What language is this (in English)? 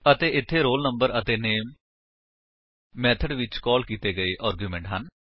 Punjabi